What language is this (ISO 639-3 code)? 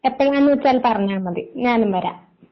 mal